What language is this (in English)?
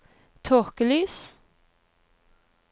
Norwegian